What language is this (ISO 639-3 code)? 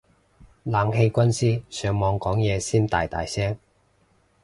yue